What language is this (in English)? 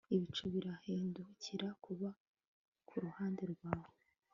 Kinyarwanda